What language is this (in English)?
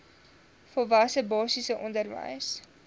Afrikaans